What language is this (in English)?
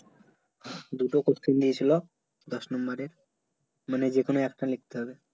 Bangla